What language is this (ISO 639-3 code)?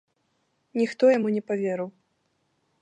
bel